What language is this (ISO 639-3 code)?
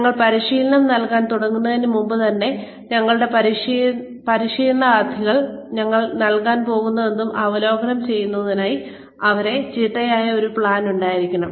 mal